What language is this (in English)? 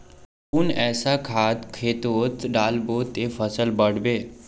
Magahi